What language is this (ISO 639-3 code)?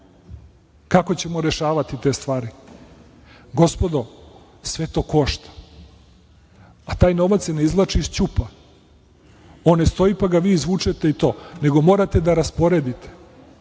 srp